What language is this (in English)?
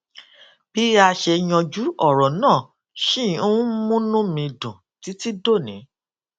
Yoruba